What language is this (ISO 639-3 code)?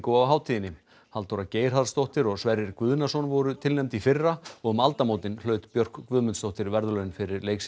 isl